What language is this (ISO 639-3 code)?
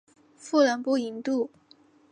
zho